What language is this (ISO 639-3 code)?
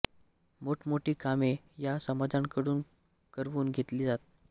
mar